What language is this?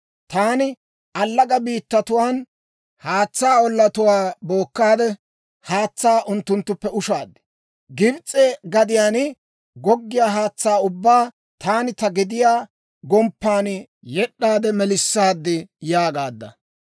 Dawro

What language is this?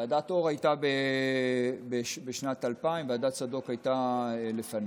Hebrew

